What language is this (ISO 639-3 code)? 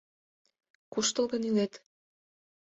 chm